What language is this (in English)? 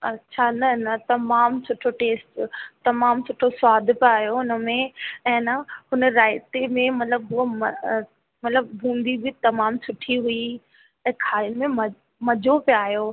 Sindhi